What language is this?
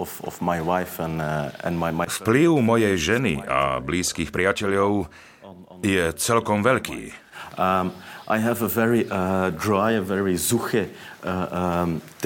Slovak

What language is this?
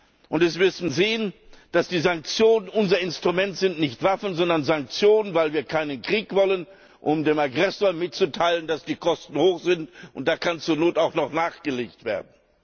German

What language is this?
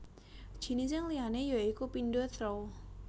Javanese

